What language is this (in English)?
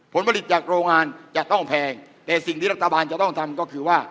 Thai